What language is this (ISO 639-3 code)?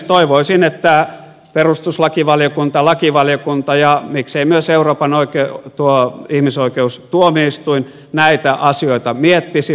fin